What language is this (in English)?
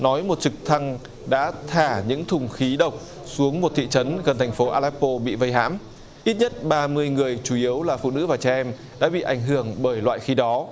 Vietnamese